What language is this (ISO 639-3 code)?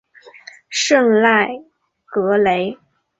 zho